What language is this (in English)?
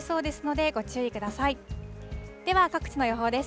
Japanese